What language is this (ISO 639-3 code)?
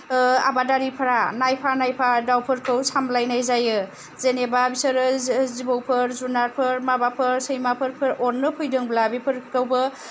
brx